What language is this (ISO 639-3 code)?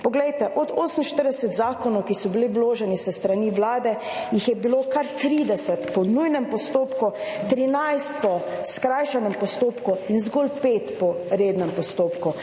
slv